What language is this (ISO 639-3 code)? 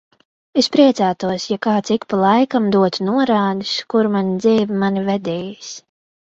lav